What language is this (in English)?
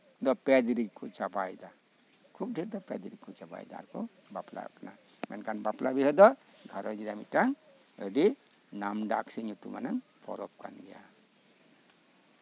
Santali